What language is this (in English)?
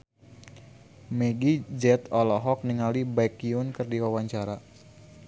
Sundanese